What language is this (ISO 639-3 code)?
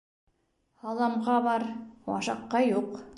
bak